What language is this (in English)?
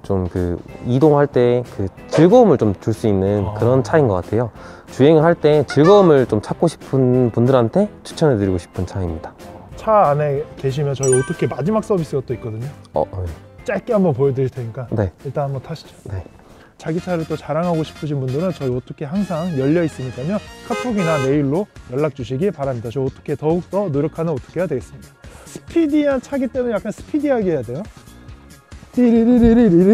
Korean